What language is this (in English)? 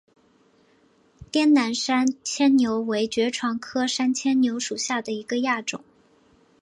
Chinese